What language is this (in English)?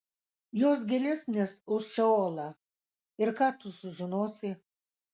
Lithuanian